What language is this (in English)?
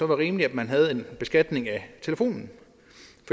Danish